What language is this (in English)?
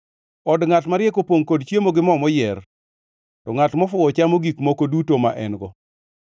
Luo (Kenya and Tanzania)